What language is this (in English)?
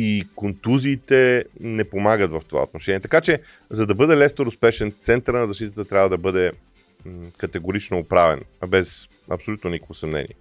Bulgarian